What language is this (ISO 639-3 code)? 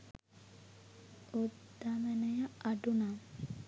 sin